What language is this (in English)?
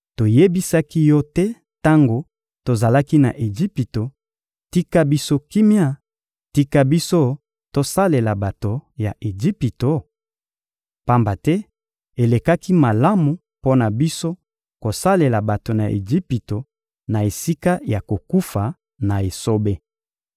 Lingala